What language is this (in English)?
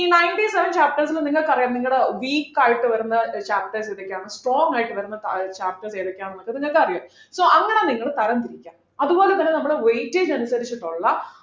Malayalam